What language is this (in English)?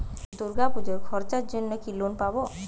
Bangla